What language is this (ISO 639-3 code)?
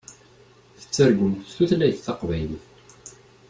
kab